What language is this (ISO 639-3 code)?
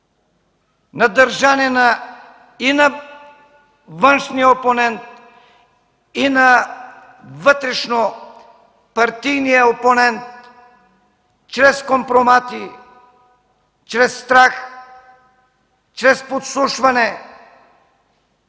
bul